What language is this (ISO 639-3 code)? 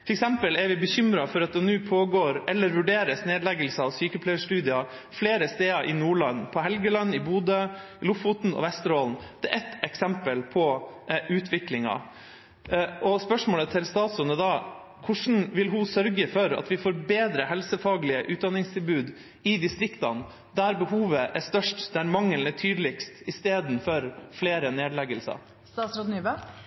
nob